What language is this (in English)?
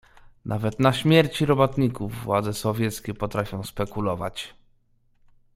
Polish